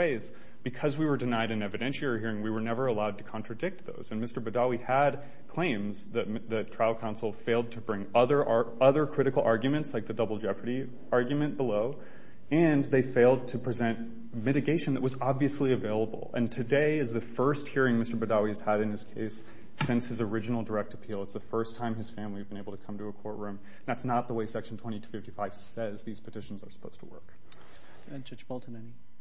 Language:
English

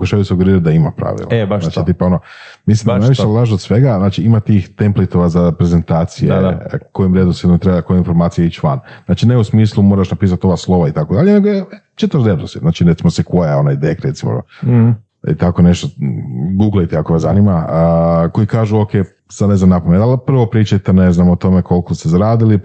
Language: Croatian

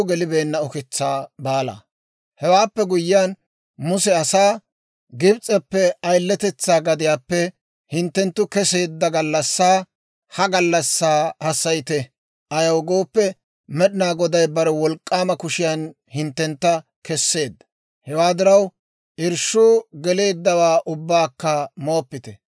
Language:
Dawro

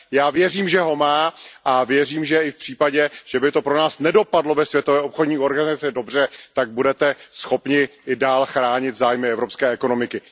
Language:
Czech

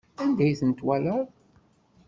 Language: Kabyle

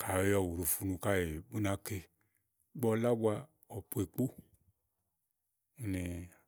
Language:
Igo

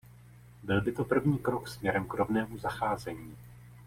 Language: Czech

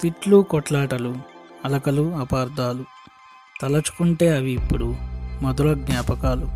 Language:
Telugu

